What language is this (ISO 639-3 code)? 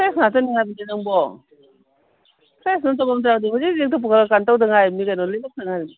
mni